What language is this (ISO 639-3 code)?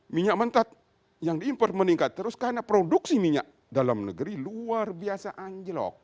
ind